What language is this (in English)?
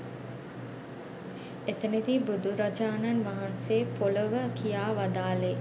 Sinhala